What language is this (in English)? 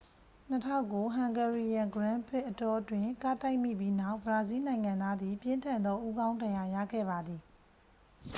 Burmese